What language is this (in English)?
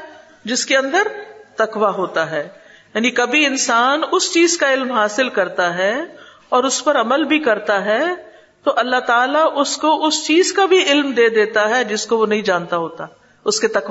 Urdu